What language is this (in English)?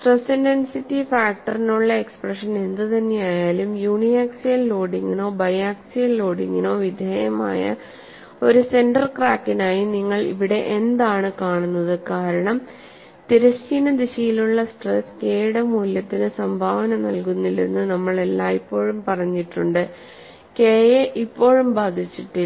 Malayalam